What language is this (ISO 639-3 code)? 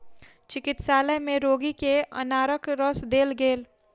mai